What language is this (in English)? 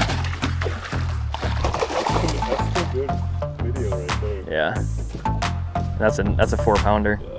English